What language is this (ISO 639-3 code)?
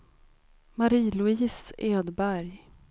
swe